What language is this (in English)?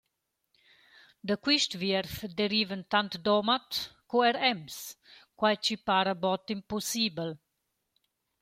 Romansh